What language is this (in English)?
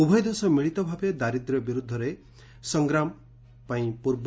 Odia